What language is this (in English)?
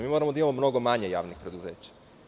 Serbian